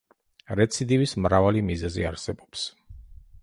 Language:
Georgian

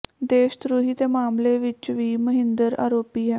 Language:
Punjabi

